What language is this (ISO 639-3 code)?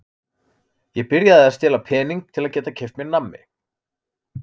isl